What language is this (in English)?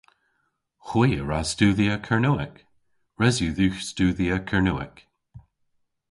Cornish